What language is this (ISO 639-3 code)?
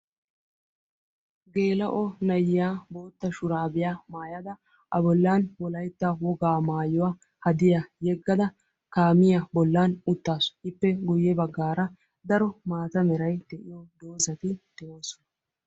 wal